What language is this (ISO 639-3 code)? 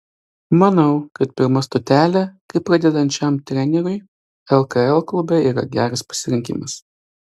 lit